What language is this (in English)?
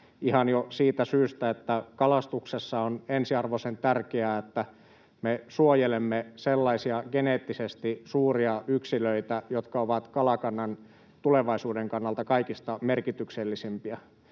Finnish